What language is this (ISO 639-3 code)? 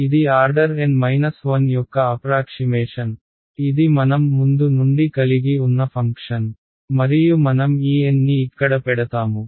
tel